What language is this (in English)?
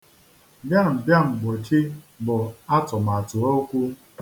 Igbo